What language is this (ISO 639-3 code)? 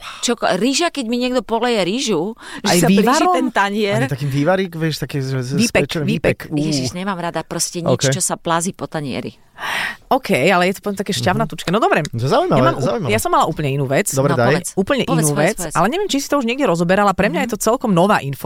slk